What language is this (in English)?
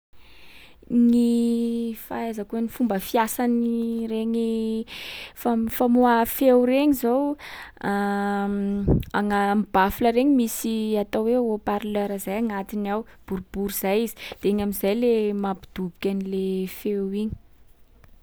Sakalava Malagasy